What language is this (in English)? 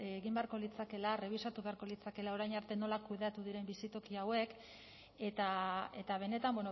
Basque